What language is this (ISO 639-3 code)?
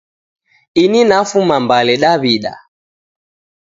dav